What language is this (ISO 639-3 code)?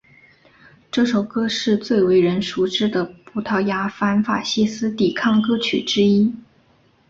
zho